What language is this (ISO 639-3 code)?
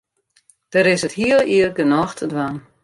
fry